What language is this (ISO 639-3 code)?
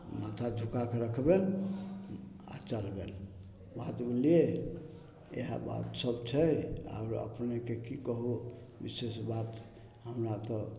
mai